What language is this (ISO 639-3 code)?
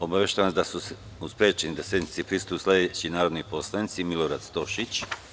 srp